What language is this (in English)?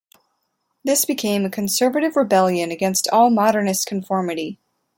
English